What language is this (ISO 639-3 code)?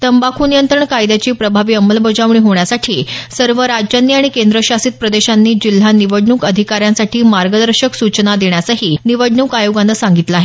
mar